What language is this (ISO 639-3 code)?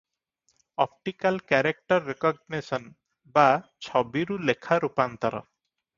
ori